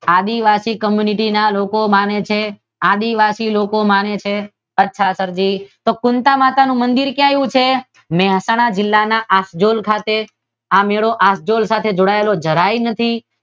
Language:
Gujarati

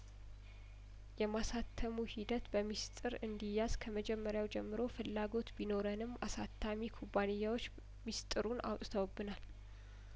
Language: Amharic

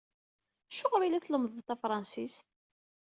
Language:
Kabyle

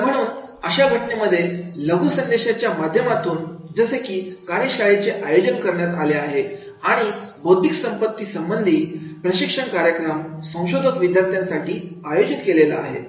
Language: Marathi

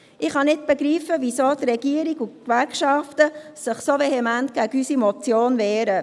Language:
Swiss German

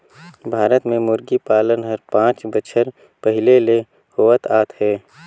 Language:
Chhattisgarhi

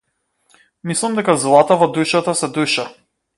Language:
Macedonian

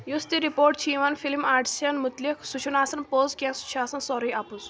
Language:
Kashmiri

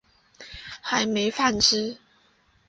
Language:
Chinese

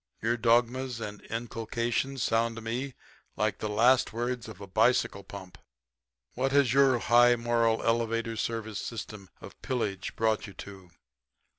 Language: English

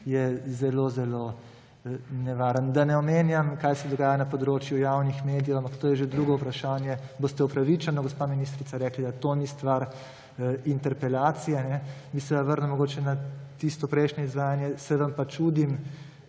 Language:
Slovenian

